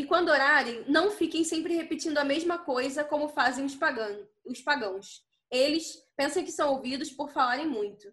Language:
Portuguese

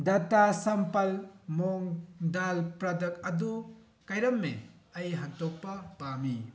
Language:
Manipuri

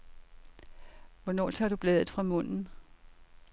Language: Danish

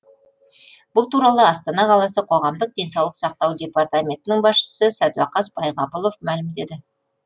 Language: Kazakh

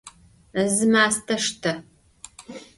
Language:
Adyghe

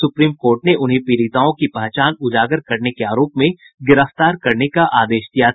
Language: Hindi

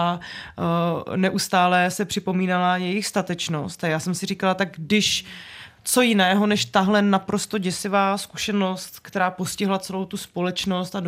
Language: Czech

